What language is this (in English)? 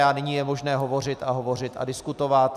Czech